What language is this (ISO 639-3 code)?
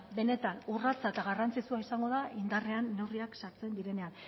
eus